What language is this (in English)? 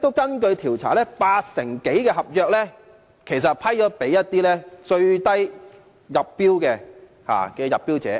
Cantonese